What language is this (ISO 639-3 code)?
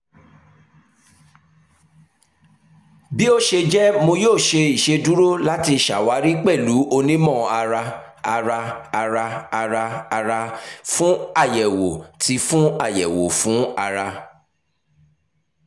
yor